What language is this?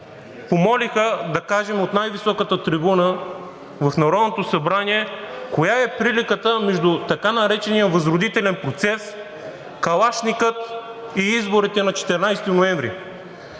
Bulgarian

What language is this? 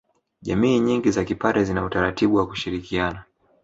Swahili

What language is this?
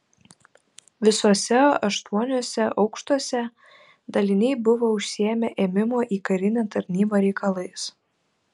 Lithuanian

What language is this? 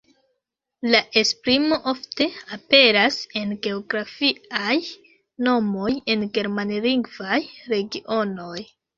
Esperanto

